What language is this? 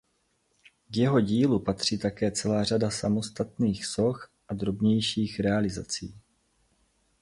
Czech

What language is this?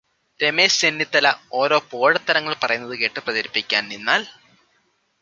Malayalam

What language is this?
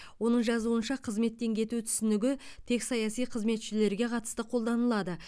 Kazakh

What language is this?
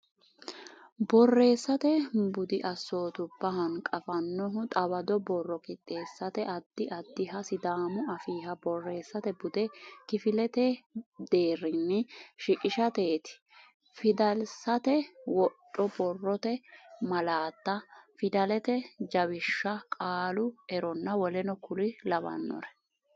Sidamo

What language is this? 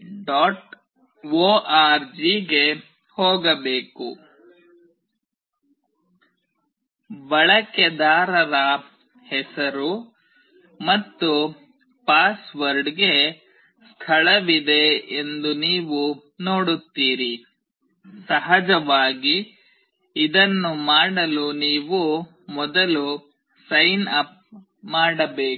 Kannada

